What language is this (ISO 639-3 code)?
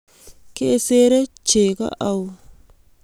kln